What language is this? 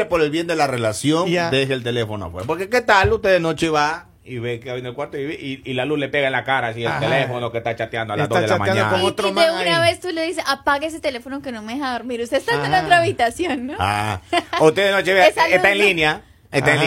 Spanish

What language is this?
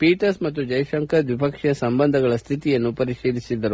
Kannada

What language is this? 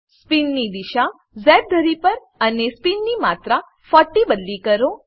Gujarati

